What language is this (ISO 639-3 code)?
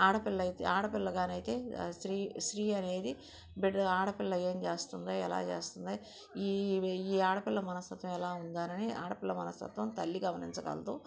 tel